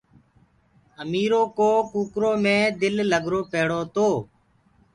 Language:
Gurgula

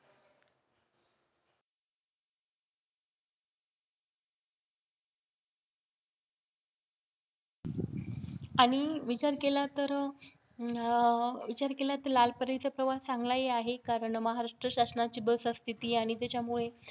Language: Marathi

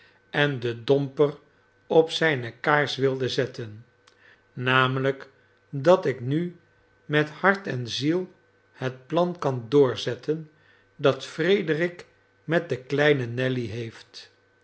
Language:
Dutch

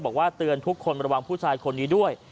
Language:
Thai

